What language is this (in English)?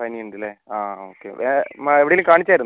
Malayalam